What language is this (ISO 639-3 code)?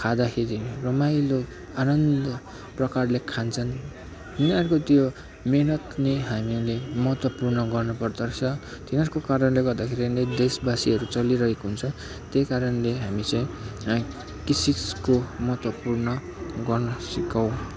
nep